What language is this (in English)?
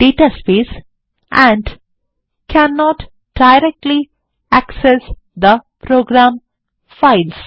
Bangla